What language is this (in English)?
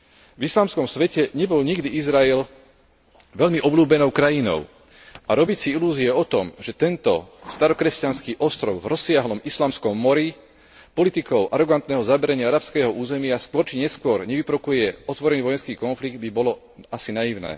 Slovak